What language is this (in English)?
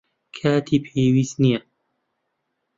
Central Kurdish